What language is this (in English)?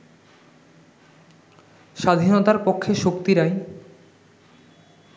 Bangla